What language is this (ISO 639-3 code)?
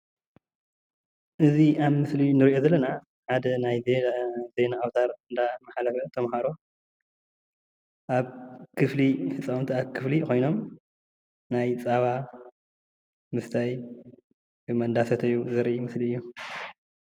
tir